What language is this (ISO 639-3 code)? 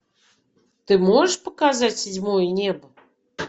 rus